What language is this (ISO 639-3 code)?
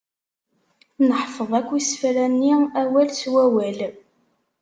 kab